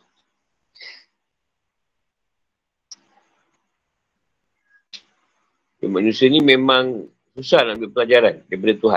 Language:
Malay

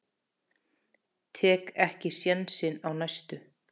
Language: Icelandic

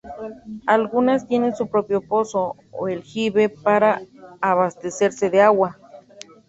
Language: Spanish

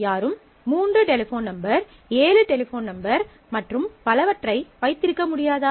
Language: Tamil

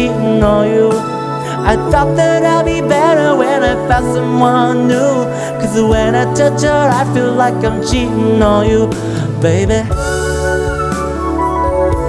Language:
English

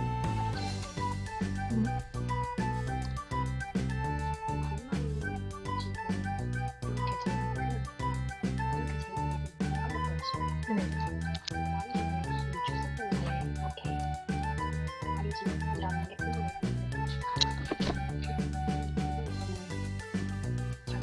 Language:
Korean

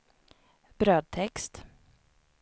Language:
Swedish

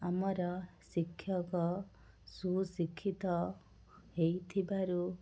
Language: Odia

